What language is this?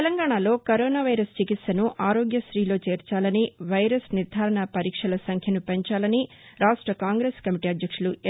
Telugu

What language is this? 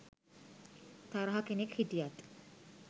Sinhala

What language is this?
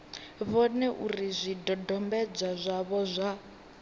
Venda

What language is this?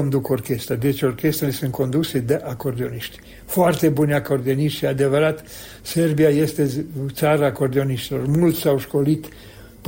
Romanian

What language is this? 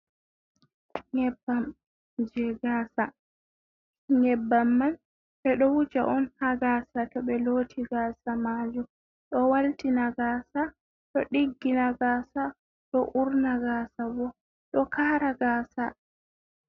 Fula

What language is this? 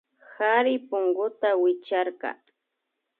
Imbabura Highland Quichua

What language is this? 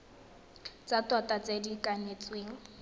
Tswana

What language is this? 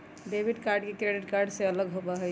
Magahi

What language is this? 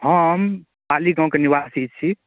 Maithili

